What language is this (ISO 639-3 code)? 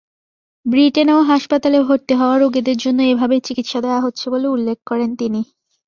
ben